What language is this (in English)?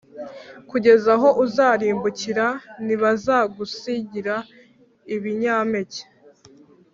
Kinyarwanda